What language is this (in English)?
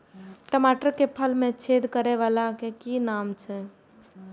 Maithili